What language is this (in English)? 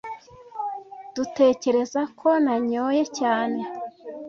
Kinyarwanda